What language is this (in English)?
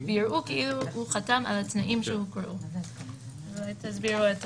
Hebrew